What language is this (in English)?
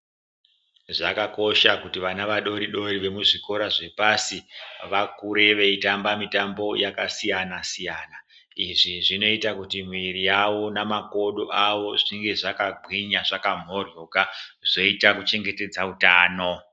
Ndau